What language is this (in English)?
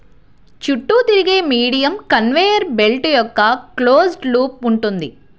Telugu